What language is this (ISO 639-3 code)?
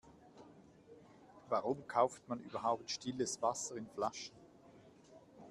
deu